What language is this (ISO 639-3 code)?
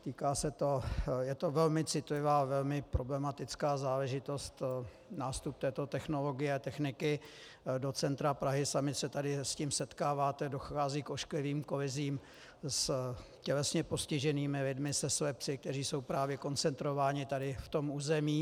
ces